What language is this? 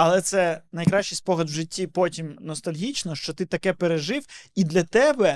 Ukrainian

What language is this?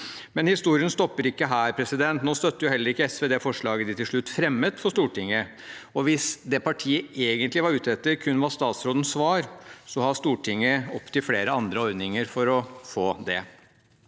Norwegian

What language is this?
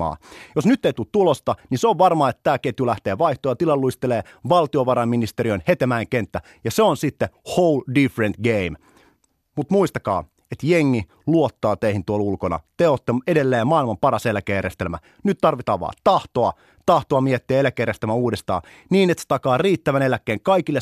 Finnish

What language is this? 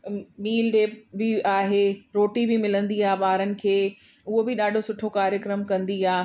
Sindhi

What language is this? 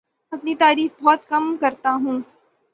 Urdu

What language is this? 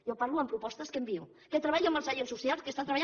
Catalan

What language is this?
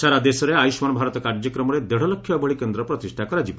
Odia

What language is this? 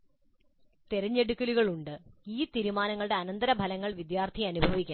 Malayalam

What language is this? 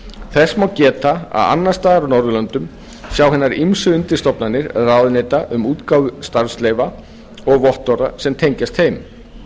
Icelandic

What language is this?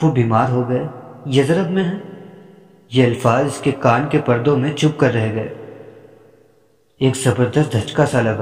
Urdu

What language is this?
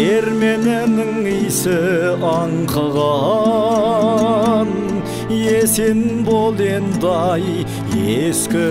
Turkish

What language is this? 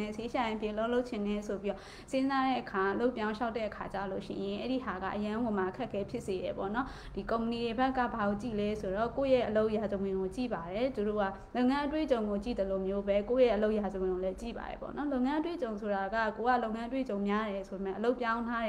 Japanese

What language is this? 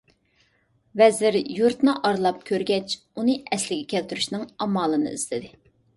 Uyghur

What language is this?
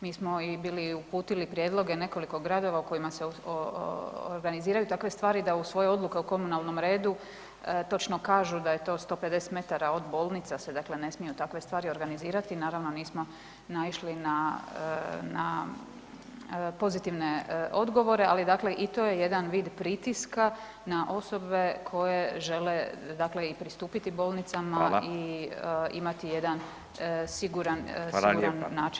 Croatian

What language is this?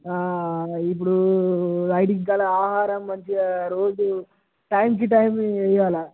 Telugu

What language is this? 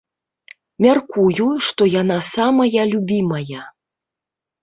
Belarusian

